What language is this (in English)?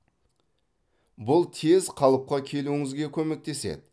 Kazakh